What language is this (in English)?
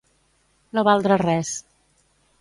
Catalan